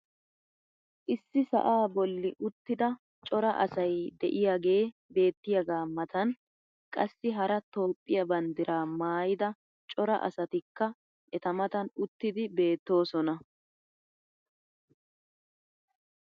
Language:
Wolaytta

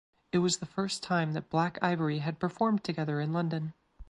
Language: English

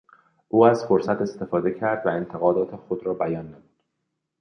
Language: Persian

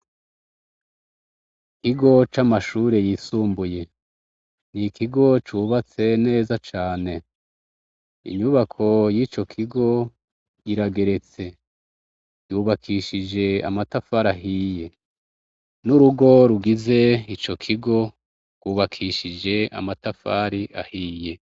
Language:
Rundi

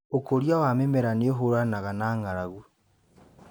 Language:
Kikuyu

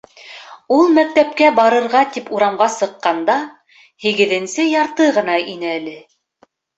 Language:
Bashkir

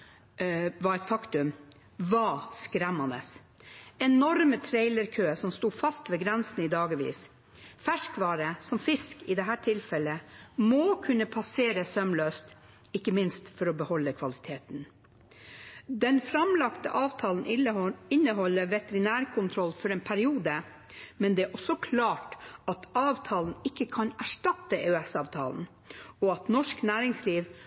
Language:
Norwegian Bokmål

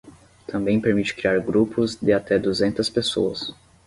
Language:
Portuguese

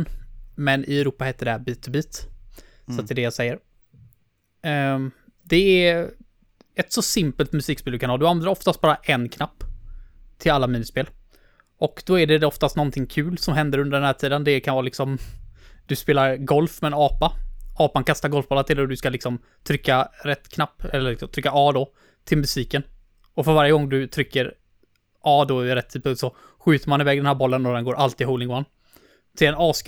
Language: Swedish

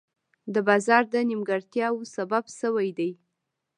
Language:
Pashto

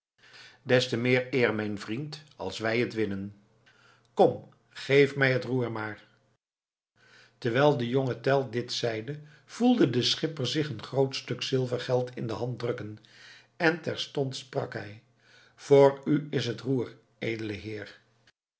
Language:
Dutch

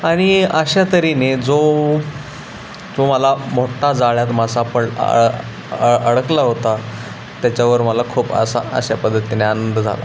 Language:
Marathi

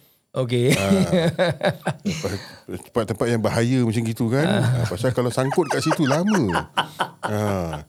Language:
Malay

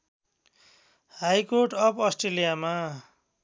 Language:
Nepali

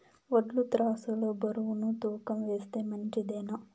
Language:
Telugu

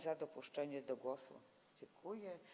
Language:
Polish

